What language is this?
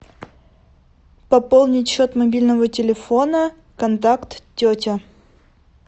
Russian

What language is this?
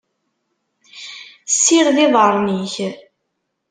Kabyle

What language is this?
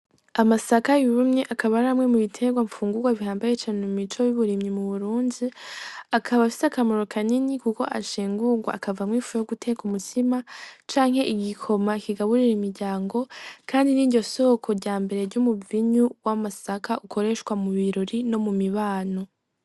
Rundi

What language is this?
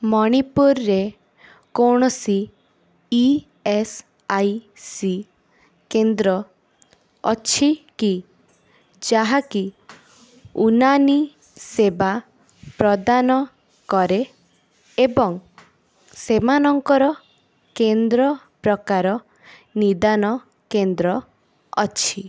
Odia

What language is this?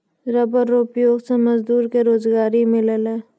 Maithili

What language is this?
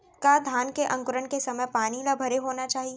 Chhattisgarhi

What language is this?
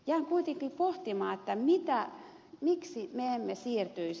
Finnish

